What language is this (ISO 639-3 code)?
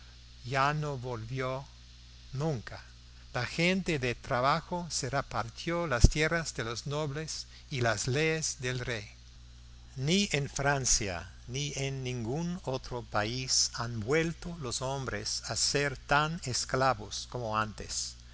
spa